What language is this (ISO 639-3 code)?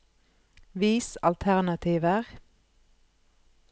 nor